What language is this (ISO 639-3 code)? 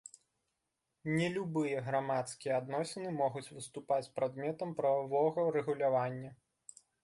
bel